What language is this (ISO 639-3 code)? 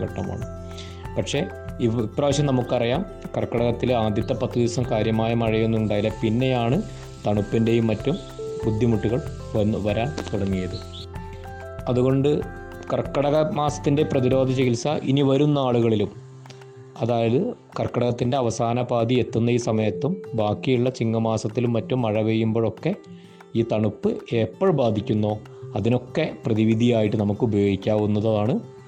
mal